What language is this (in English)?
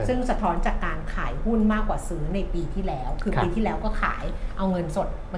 Thai